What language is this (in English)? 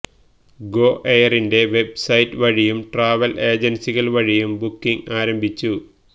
Malayalam